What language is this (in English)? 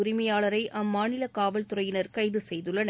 Tamil